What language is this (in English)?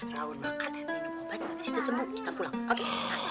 Indonesian